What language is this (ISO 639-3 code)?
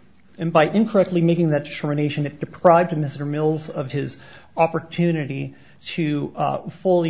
eng